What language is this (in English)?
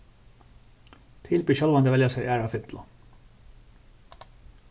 Faroese